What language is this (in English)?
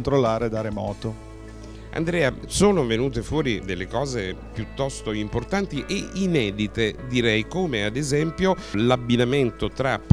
Italian